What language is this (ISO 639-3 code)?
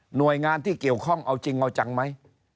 tha